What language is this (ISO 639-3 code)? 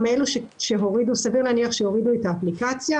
heb